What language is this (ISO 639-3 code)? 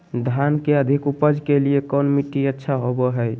mag